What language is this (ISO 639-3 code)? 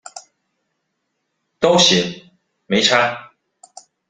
zho